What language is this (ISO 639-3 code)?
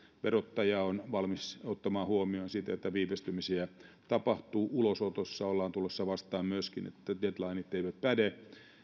fin